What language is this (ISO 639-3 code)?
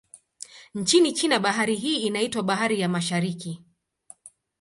swa